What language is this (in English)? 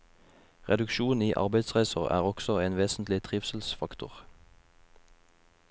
Norwegian